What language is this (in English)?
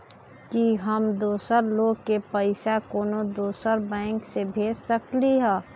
Magahi